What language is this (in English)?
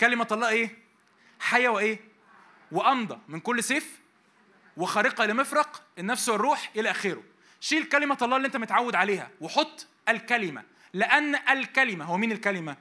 Arabic